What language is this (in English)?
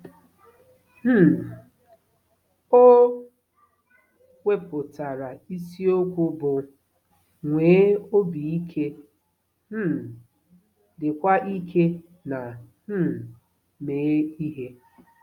Igbo